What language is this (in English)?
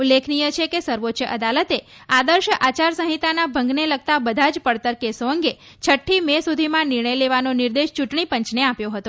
Gujarati